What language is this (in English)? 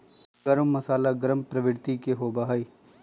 Magahi